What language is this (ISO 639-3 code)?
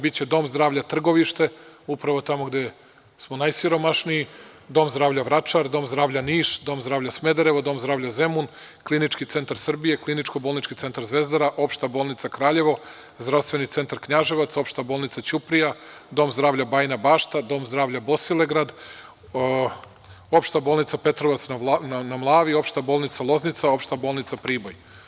srp